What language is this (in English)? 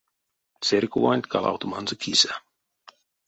Erzya